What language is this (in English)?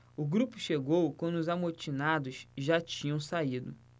Portuguese